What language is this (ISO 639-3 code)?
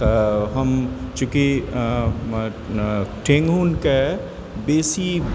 mai